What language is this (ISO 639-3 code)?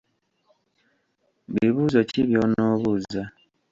lug